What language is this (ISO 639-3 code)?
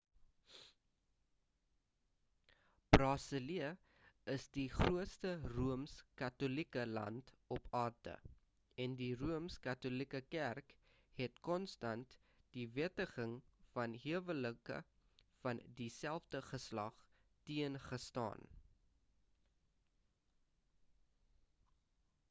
afr